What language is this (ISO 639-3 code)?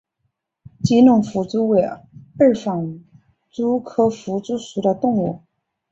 zho